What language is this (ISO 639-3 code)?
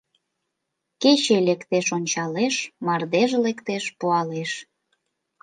chm